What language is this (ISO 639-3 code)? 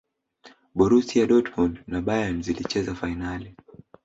swa